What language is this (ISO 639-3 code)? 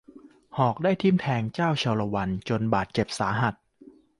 tha